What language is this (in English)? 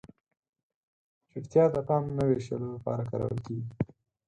Pashto